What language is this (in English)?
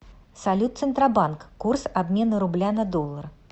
Russian